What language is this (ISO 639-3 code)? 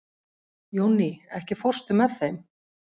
isl